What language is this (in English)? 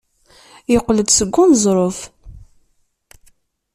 Kabyle